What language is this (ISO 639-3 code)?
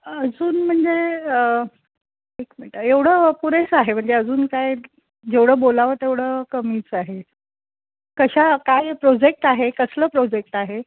mar